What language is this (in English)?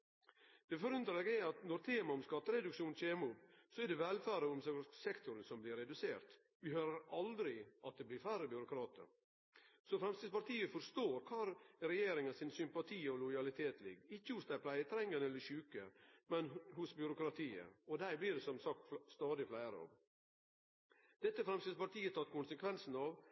Norwegian Nynorsk